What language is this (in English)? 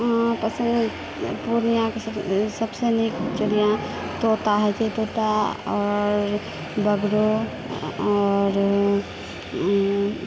Maithili